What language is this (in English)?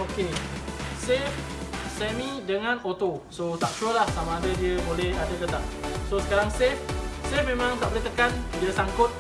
Malay